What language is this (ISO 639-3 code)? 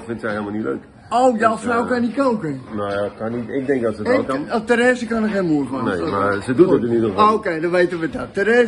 nld